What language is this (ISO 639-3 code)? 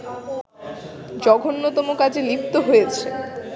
ben